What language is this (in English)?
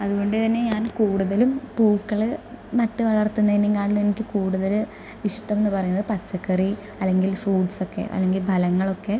Malayalam